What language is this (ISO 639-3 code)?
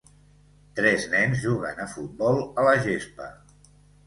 cat